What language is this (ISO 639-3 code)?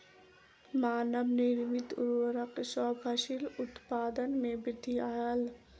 mai